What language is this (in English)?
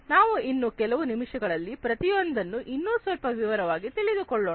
Kannada